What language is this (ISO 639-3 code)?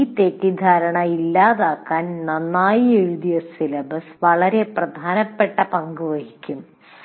mal